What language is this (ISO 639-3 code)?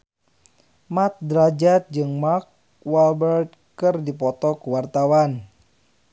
sun